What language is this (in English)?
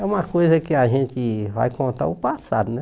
Portuguese